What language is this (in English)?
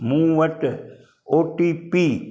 Sindhi